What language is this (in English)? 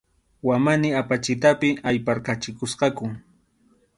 Arequipa-La Unión Quechua